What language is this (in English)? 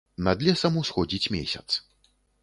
Belarusian